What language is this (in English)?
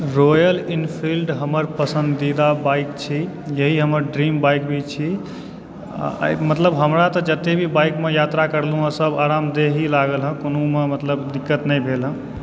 Maithili